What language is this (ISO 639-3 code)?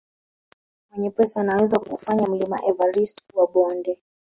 swa